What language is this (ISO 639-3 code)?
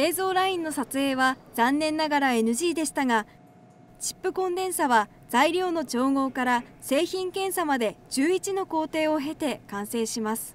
jpn